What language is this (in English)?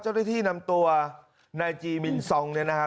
Thai